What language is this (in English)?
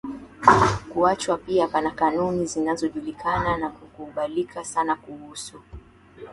Swahili